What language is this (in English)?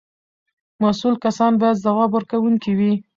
Pashto